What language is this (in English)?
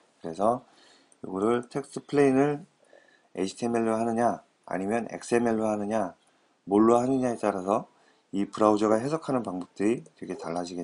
Korean